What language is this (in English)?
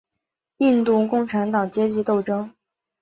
Chinese